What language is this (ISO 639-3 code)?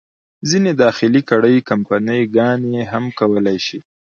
pus